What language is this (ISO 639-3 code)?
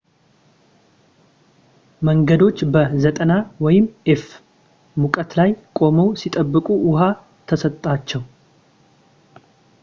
amh